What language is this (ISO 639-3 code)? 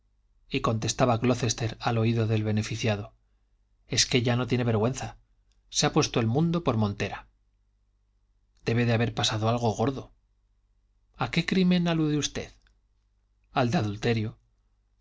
spa